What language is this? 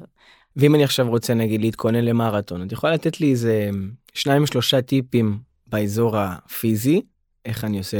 Hebrew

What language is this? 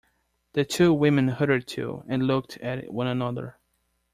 English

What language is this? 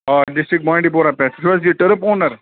Kashmiri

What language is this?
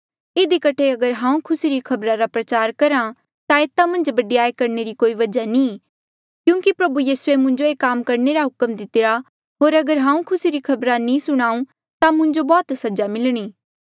Mandeali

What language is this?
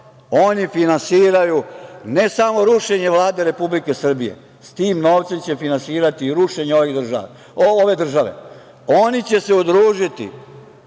Serbian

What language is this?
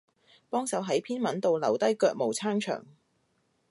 Cantonese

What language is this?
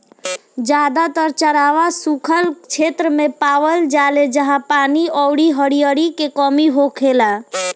Bhojpuri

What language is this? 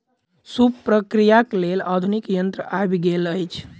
Maithili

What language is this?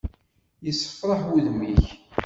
Kabyle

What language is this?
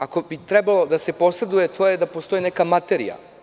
Serbian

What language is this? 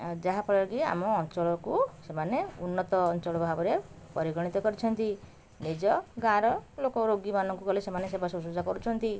Odia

